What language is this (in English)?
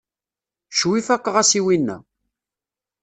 Kabyle